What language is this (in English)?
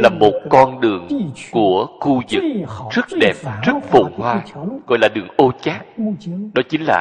Vietnamese